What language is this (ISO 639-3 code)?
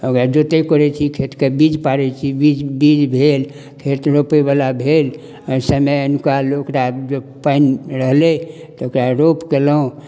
mai